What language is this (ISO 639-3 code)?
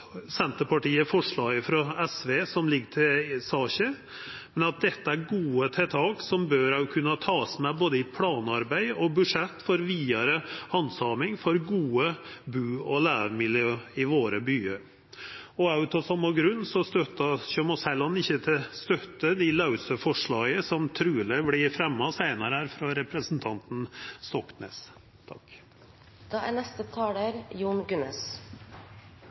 nor